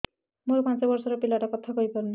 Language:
Odia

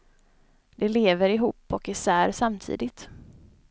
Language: Swedish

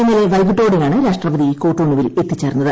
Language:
Malayalam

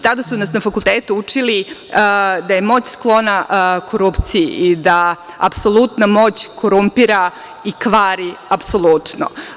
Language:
Serbian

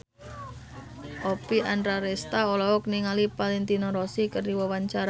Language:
Sundanese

